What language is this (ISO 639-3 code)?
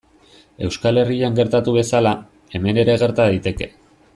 eus